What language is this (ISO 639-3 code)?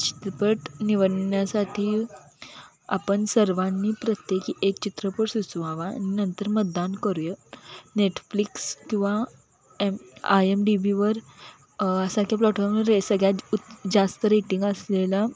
mar